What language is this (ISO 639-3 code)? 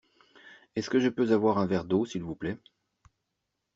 fra